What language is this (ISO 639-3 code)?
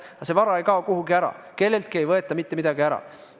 est